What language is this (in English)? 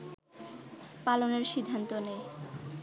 Bangla